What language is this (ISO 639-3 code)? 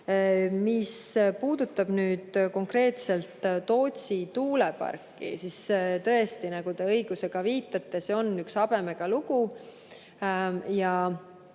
est